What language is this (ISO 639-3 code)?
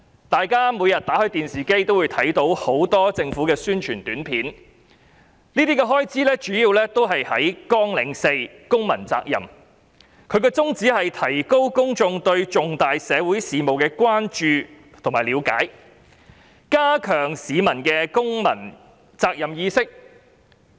yue